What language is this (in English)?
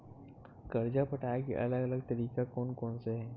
Chhattisgarhi